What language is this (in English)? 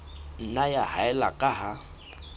Southern Sotho